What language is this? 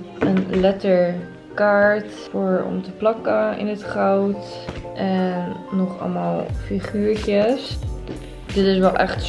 Dutch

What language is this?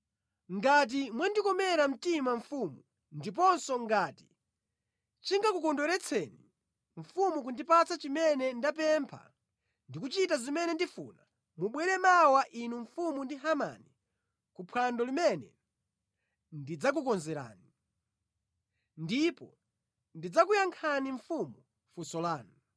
Nyanja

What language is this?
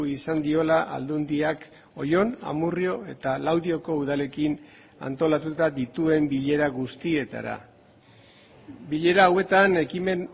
Basque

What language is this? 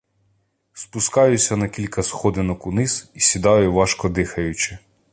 Ukrainian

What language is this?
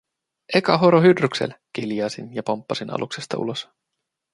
Finnish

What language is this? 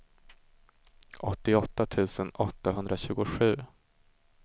Swedish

